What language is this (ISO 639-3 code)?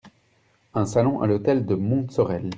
fra